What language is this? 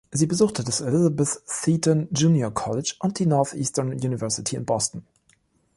German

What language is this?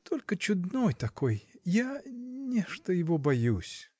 Russian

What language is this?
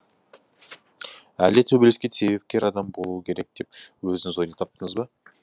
Kazakh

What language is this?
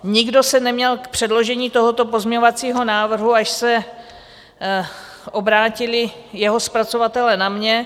Czech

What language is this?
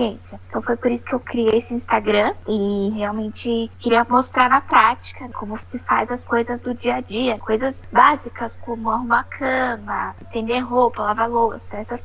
Portuguese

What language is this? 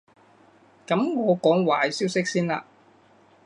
Cantonese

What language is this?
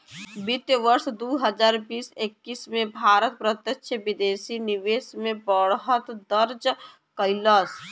Bhojpuri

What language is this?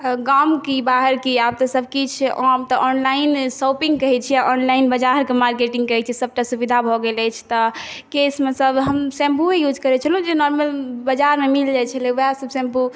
Maithili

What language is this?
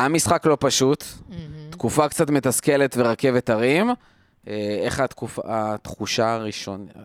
Hebrew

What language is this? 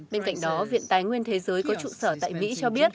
Vietnamese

